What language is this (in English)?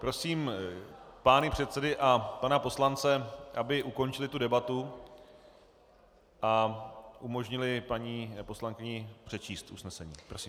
Czech